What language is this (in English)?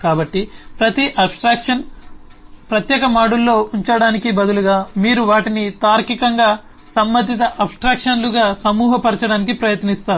Telugu